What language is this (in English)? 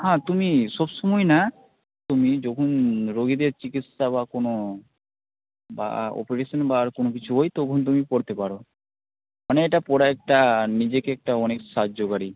Bangla